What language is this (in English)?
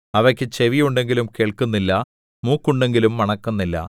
Malayalam